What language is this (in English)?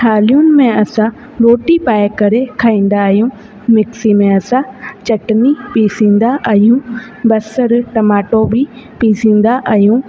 Sindhi